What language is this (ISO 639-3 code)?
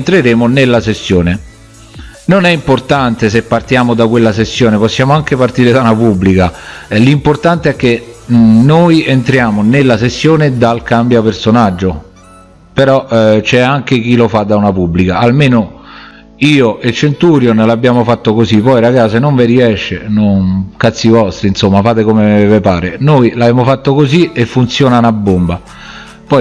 ita